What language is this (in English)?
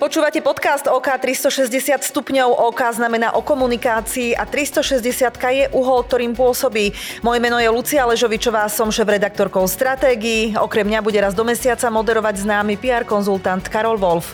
Slovak